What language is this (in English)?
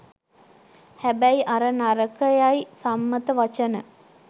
Sinhala